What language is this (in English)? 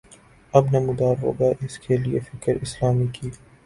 Urdu